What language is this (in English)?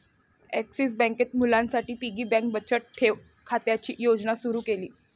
Marathi